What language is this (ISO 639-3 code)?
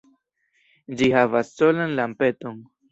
epo